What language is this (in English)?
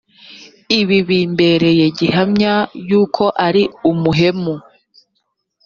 Kinyarwanda